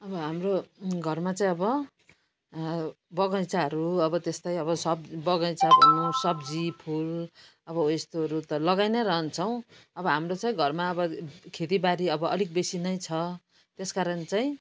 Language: Nepali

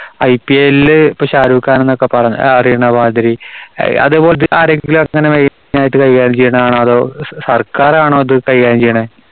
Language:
Malayalam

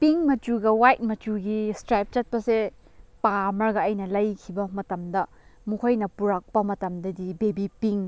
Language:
Manipuri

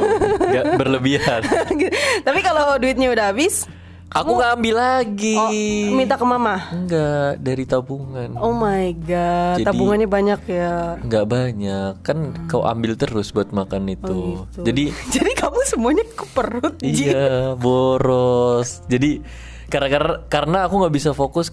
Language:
Indonesian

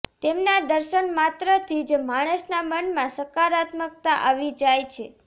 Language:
Gujarati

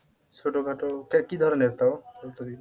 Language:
Bangla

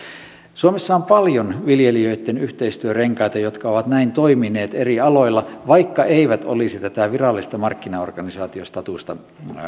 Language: Finnish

